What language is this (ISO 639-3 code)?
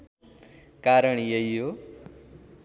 nep